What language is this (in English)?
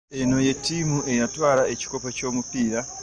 Ganda